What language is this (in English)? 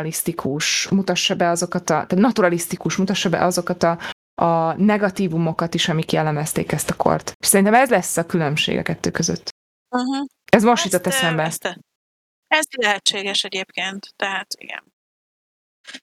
Hungarian